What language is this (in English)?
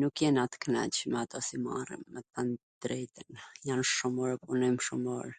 Gheg Albanian